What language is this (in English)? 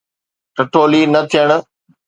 Sindhi